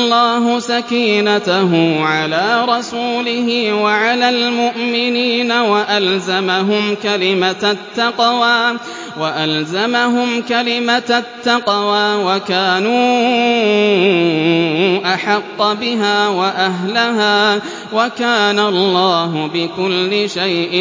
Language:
Arabic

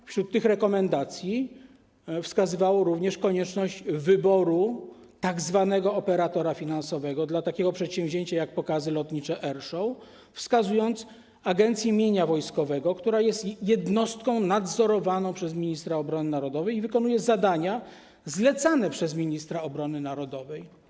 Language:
Polish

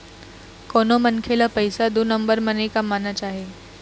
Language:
Chhattisgarhi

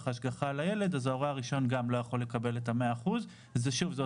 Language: Hebrew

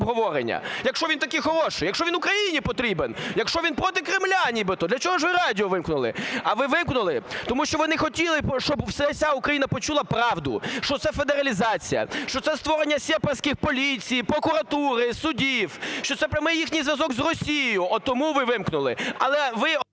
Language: Ukrainian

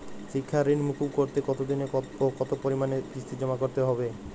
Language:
Bangla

